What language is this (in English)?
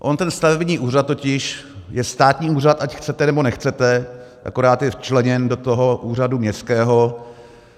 Czech